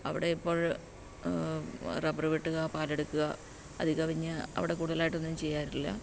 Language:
Malayalam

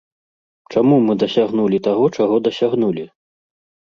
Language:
Belarusian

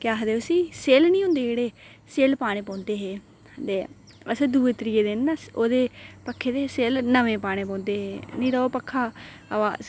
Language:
Dogri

